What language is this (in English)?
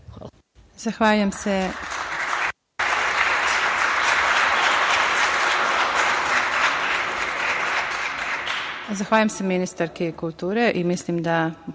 Serbian